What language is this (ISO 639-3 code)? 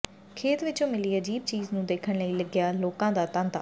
pan